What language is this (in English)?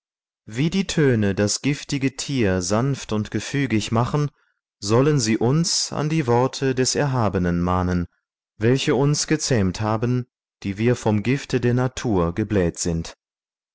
German